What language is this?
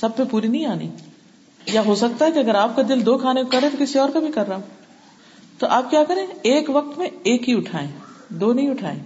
Urdu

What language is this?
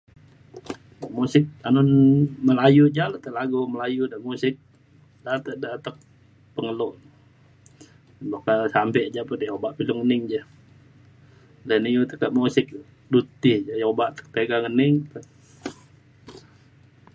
Mainstream Kenyah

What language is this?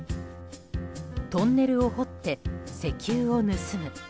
Japanese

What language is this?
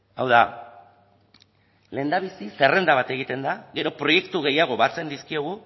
Basque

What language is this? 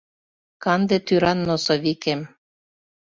Mari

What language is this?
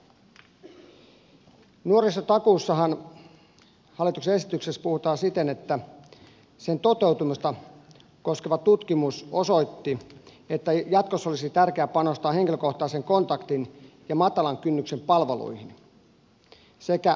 Finnish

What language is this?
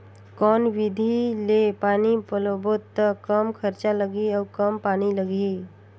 Chhattisgarhi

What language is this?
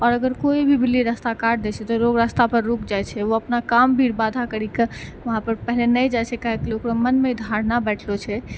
Maithili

